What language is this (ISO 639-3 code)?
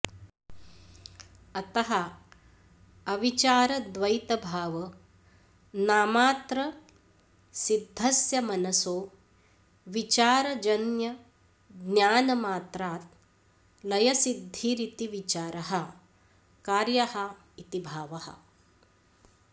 san